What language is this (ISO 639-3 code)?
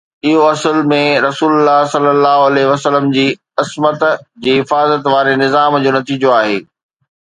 snd